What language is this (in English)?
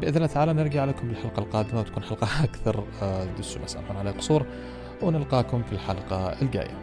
Arabic